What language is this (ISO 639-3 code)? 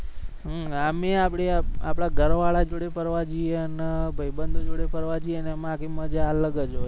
guj